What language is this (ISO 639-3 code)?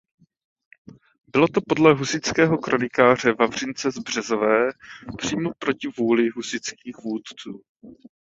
ces